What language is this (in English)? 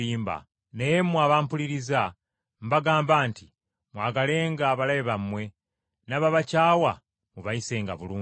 Ganda